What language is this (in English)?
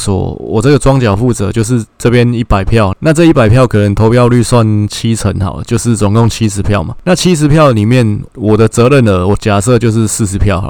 Chinese